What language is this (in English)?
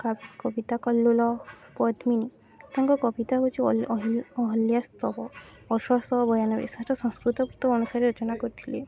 Odia